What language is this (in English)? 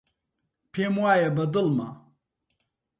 Central Kurdish